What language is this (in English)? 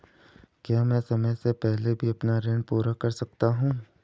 Hindi